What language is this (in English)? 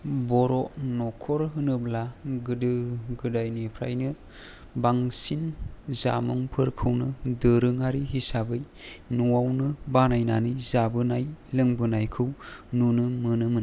Bodo